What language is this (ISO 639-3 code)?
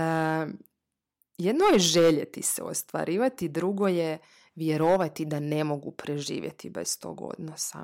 hrv